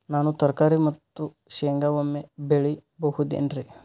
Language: Kannada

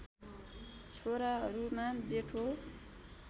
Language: Nepali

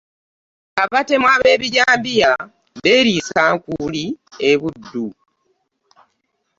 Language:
Ganda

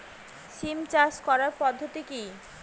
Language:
Bangla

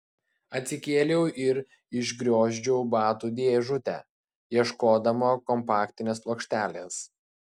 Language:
Lithuanian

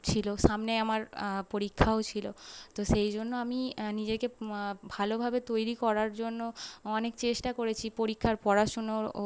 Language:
Bangla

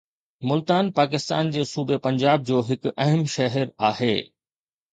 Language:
Sindhi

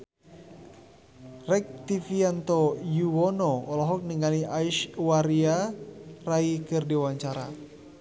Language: Sundanese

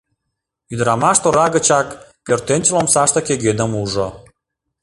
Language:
Mari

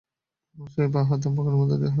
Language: Bangla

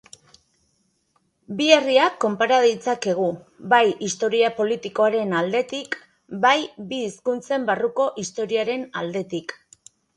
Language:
Basque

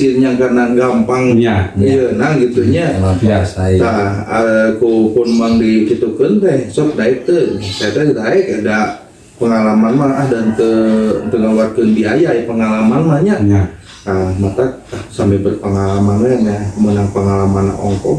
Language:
Indonesian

